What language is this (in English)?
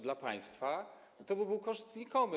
Polish